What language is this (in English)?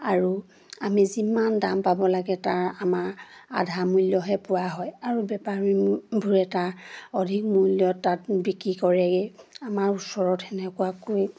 Assamese